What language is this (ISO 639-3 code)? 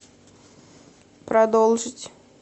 rus